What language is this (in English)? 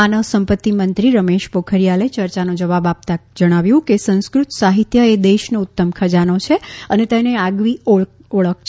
Gujarati